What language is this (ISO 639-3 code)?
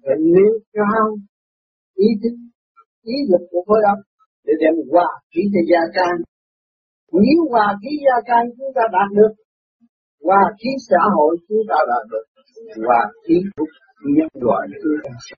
vie